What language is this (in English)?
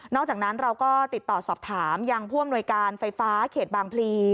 Thai